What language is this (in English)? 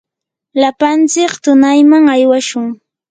Yanahuanca Pasco Quechua